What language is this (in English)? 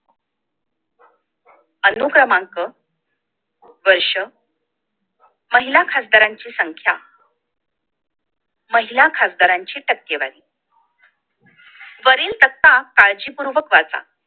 Marathi